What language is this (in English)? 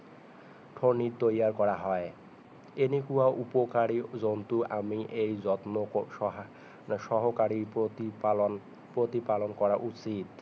Assamese